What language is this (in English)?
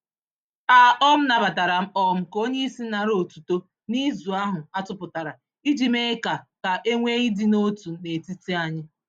Igbo